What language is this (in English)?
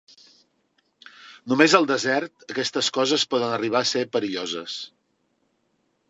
Catalan